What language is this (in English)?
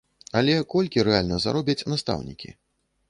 Belarusian